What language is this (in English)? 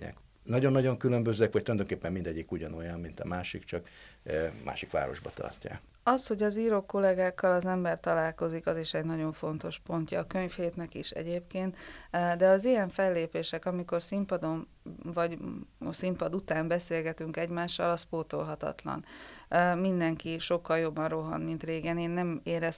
Hungarian